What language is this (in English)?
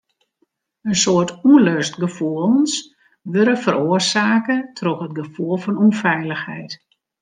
Western Frisian